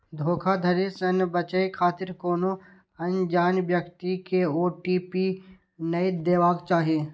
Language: Maithili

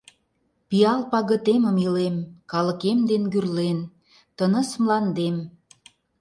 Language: Mari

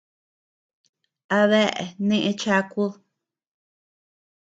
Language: Tepeuxila Cuicatec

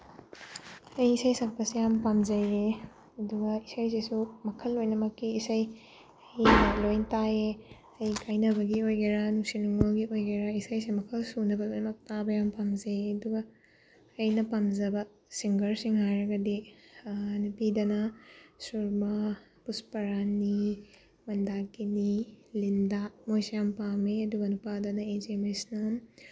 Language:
Manipuri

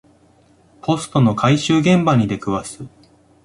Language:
Japanese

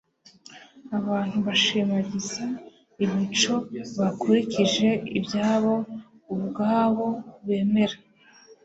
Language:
Kinyarwanda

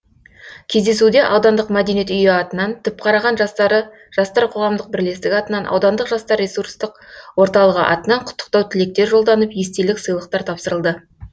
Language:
Kazakh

